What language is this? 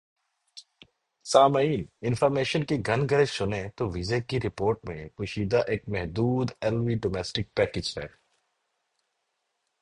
Urdu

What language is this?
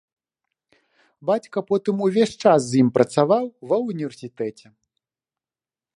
Belarusian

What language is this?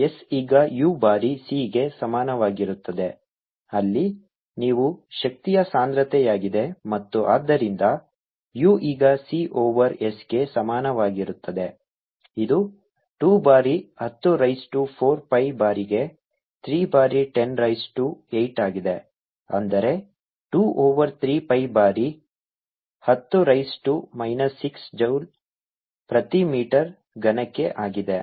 Kannada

